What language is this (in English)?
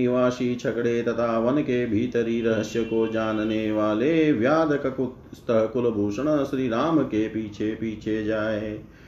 Hindi